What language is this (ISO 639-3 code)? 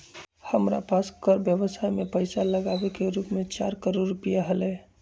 mag